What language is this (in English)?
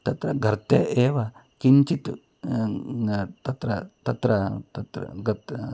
Sanskrit